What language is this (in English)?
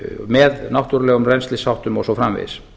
Icelandic